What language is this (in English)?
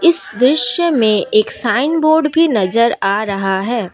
Hindi